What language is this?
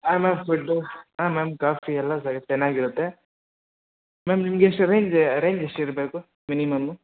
Kannada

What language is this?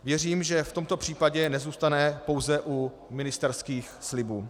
Czech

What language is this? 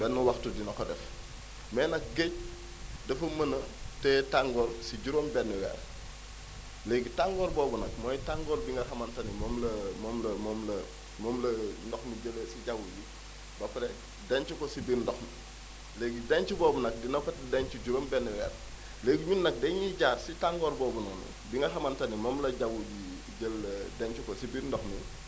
Wolof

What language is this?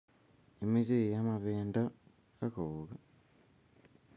Kalenjin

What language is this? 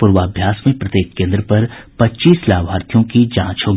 Hindi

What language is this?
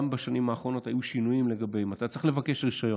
Hebrew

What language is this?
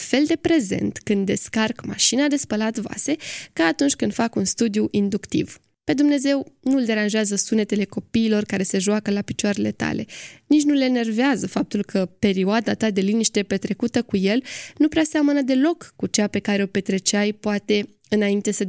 Romanian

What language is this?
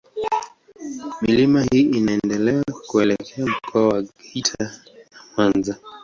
Swahili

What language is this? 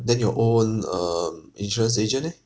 English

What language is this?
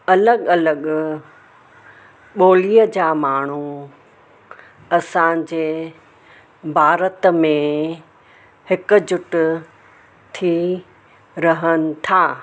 Sindhi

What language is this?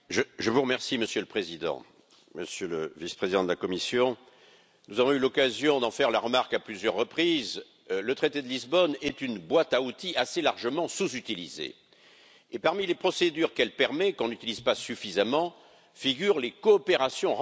French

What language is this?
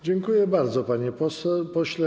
Polish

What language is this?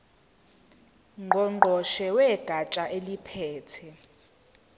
Zulu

